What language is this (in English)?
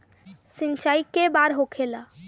Bhojpuri